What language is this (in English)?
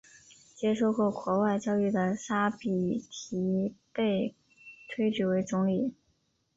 Chinese